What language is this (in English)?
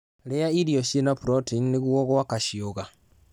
Kikuyu